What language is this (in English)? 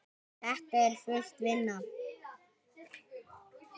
Icelandic